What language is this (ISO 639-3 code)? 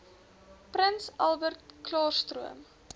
afr